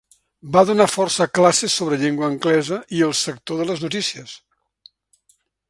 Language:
Catalan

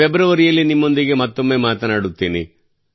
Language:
Kannada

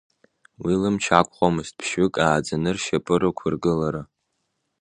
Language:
Abkhazian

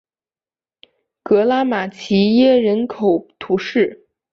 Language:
Chinese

